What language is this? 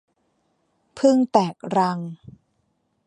Thai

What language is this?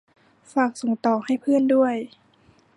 Thai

